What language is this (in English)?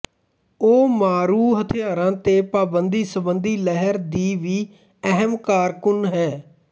Punjabi